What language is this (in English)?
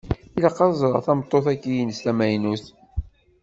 Kabyle